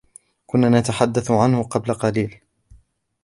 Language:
Arabic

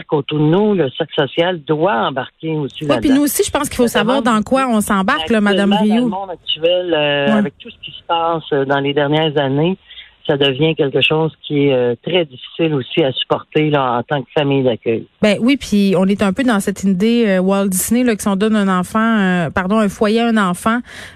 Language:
French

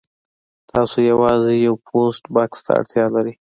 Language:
Pashto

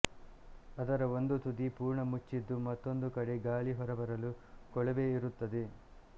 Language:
Kannada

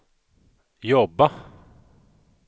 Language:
Swedish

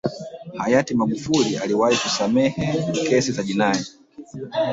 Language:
Swahili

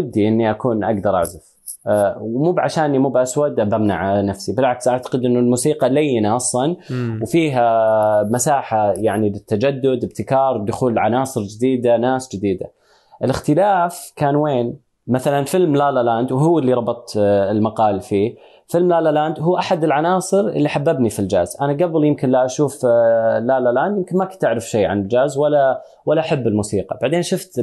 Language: Arabic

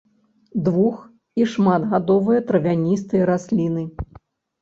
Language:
Belarusian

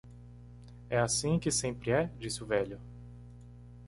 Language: Portuguese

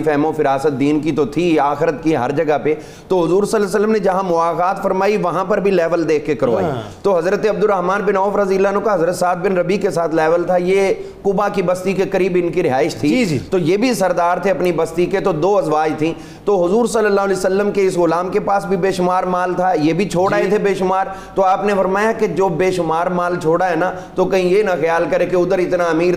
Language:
Urdu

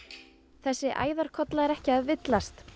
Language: Icelandic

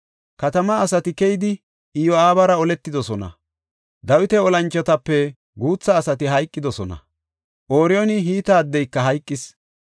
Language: Gofa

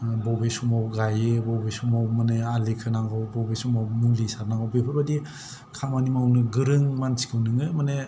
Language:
Bodo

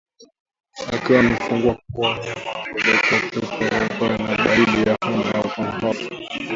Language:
Swahili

